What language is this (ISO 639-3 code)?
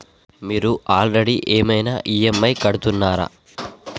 tel